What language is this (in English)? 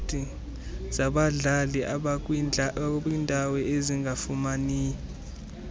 Xhosa